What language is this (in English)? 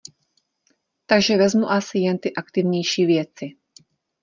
Czech